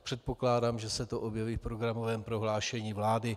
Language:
Czech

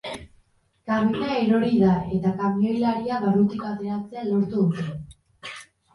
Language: Basque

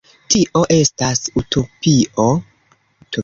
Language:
Esperanto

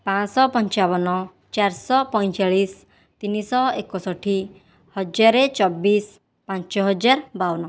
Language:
Odia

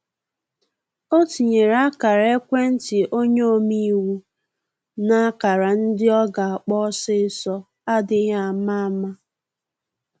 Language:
Igbo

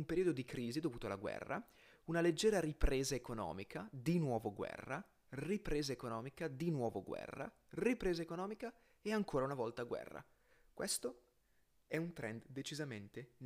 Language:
Italian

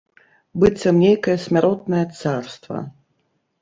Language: Belarusian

